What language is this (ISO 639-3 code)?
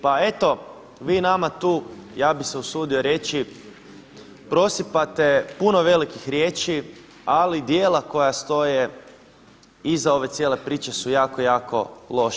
hrv